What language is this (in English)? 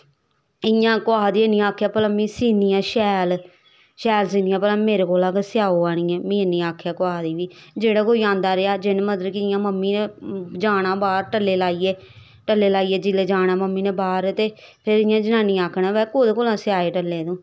Dogri